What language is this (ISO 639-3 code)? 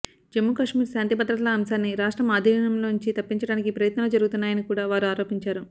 tel